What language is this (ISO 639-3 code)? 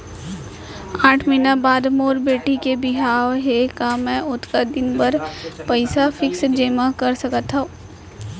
hne